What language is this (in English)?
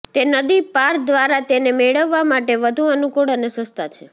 Gujarati